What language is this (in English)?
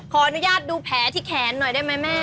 Thai